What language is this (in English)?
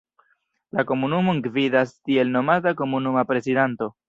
Esperanto